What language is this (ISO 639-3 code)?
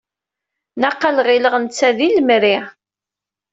kab